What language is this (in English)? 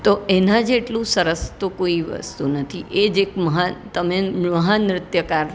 Gujarati